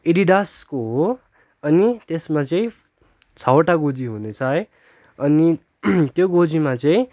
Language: Nepali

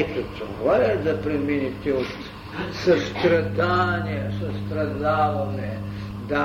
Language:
Bulgarian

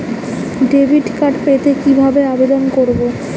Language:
Bangla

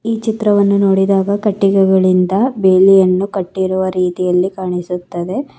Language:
Kannada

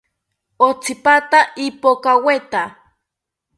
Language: South Ucayali Ashéninka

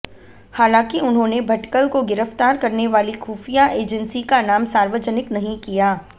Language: Hindi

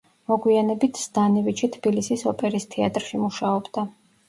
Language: Georgian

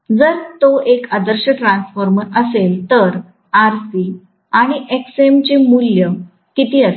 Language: Marathi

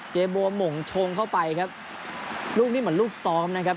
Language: Thai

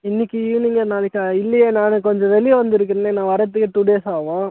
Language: Tamil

